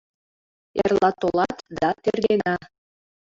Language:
Mari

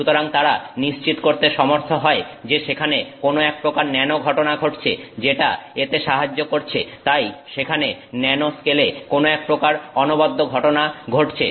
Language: Bangla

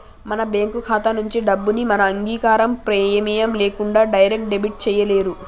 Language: Telugu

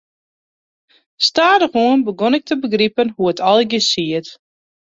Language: Western Frisian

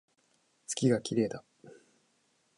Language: Japanese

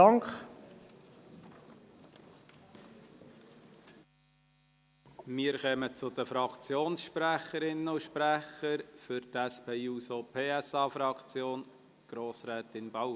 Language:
Swiss German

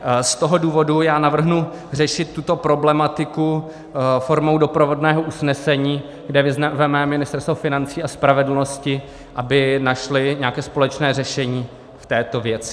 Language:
Czech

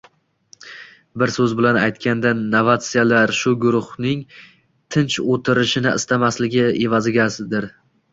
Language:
Uzbek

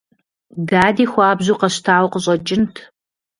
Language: Kabardian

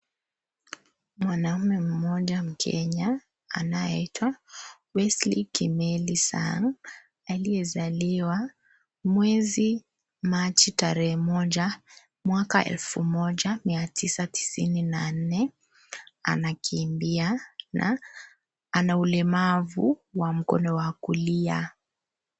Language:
Swahili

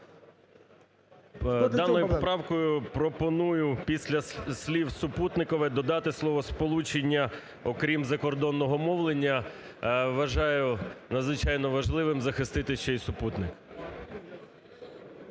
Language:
Ukrainian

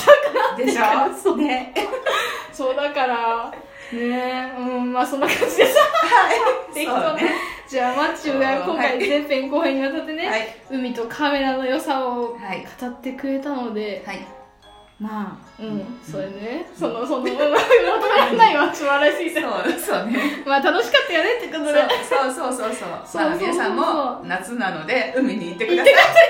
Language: Japanese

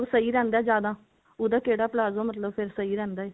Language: Punjabi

